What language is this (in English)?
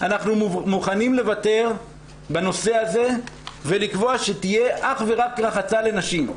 Hebrew